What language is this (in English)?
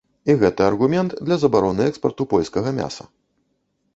Belarusian